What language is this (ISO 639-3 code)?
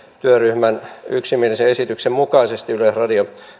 fin